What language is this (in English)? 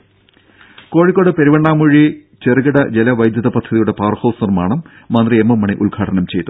Malayalam